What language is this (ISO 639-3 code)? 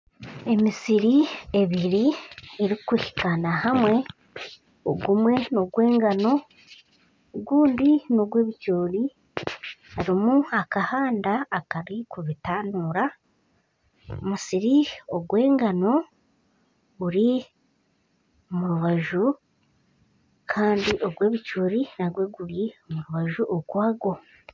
nyn